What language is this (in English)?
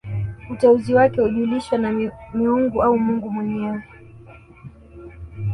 Swahili